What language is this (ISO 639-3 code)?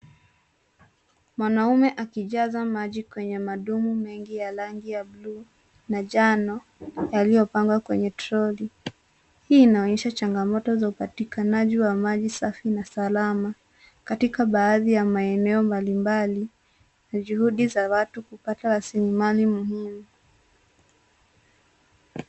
swa